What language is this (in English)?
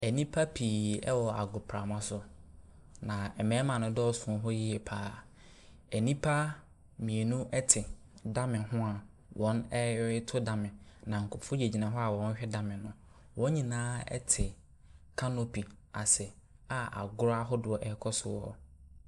Akan